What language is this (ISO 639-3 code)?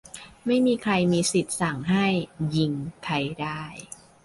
tha